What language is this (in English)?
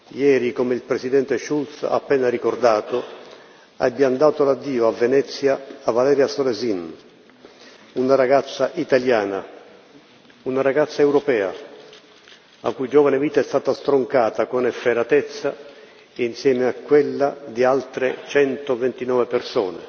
Italian